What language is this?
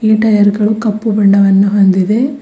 Kannada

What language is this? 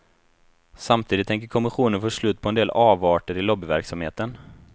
Swedish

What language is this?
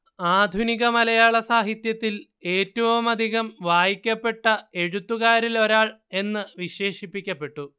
Malayalam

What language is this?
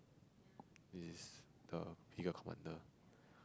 English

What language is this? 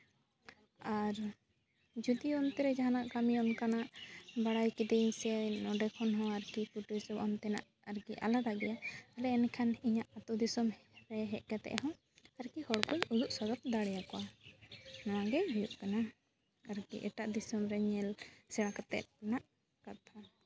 Santali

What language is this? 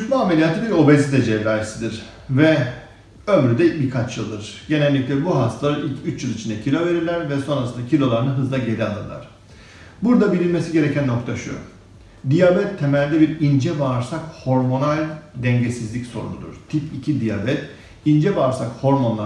Turkish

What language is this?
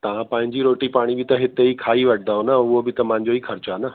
Sindhi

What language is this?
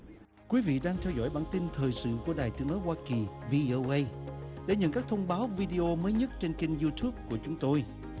Vietnamese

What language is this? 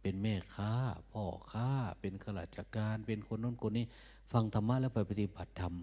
Thai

